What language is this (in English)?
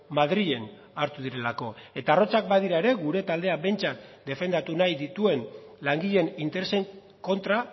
Basque